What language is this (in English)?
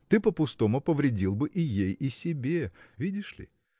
Russian